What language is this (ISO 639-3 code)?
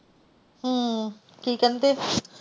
pan